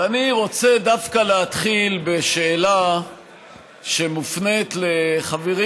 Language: Hebrew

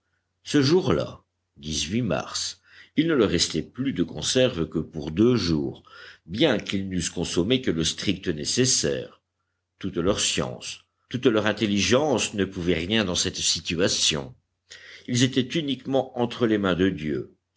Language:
French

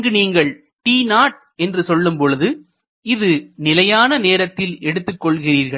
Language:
Tamil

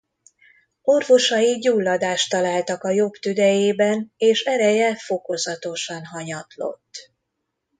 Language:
Hungarian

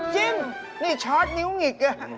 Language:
Thai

